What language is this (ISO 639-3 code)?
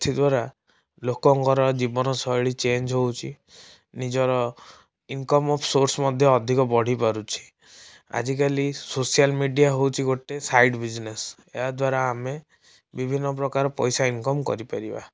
ori